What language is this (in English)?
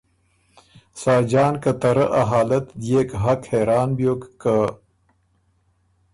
Ormuri